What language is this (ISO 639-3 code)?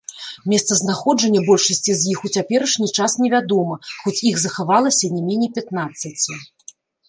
bel